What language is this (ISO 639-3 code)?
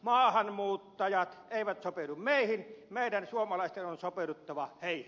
fin